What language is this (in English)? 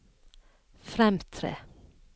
Norwegian